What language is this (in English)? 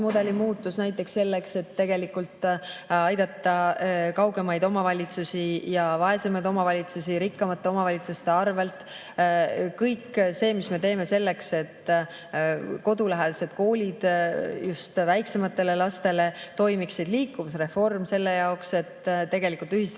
Estonian